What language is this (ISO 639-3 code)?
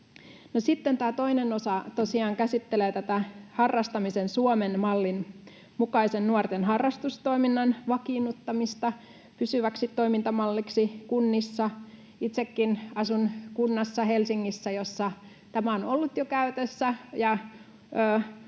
fin